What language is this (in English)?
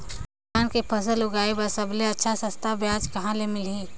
Chhattisgarhi